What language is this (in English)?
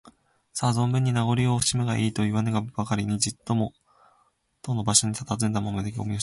Japanese